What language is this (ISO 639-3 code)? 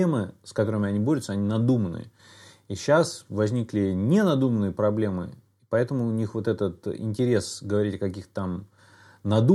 rus